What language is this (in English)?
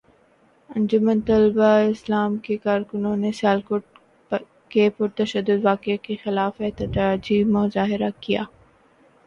Urdu